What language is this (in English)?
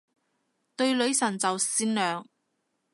Cantonese